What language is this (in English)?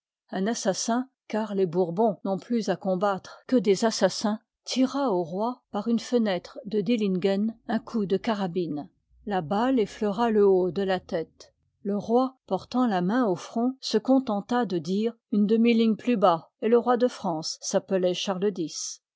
French